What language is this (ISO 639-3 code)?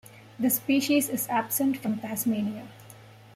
eng